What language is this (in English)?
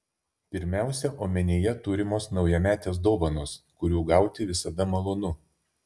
Lithuanian